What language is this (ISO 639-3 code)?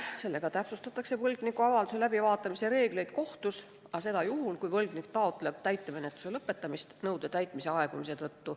est